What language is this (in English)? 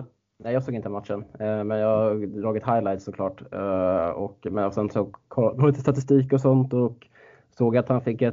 Swedish